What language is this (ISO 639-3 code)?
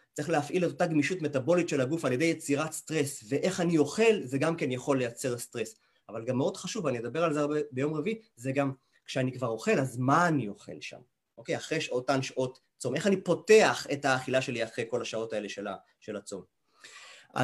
heb